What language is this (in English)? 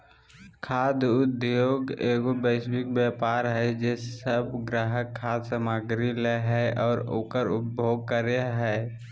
Magahi